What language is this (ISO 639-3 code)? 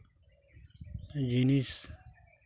sat